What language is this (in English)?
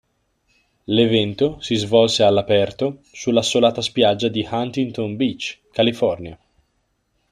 Italian